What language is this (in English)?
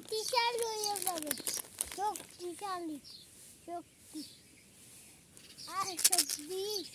Turkish